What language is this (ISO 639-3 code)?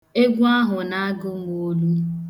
ibo